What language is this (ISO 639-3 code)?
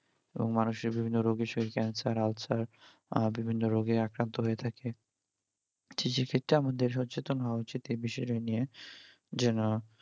ben